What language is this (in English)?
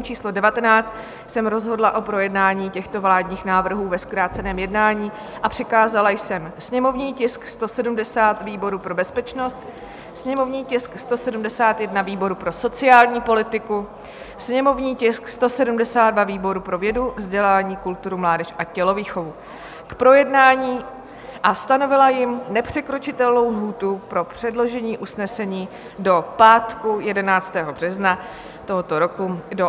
Czech